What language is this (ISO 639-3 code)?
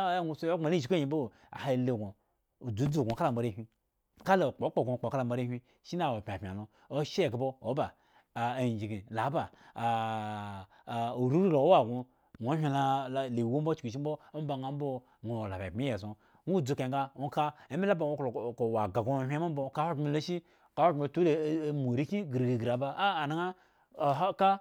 ego